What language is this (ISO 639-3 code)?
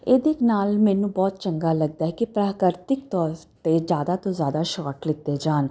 pan